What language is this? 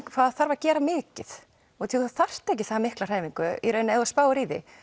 Icelandic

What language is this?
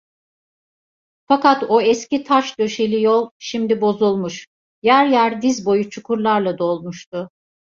Turkish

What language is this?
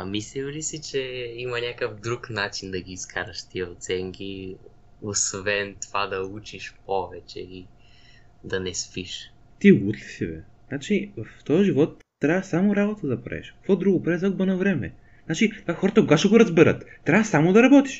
Bulgarian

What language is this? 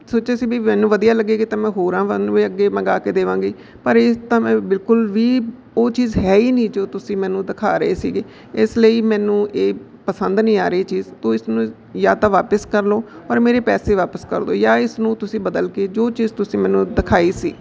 Punjabi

